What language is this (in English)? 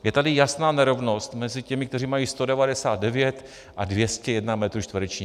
Czech